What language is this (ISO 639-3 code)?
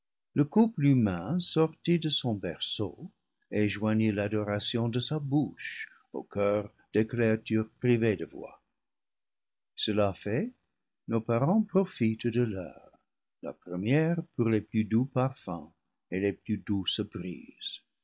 fra